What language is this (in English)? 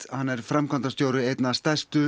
Icelandic